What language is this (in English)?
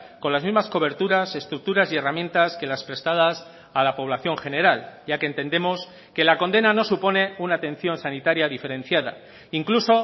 Spanish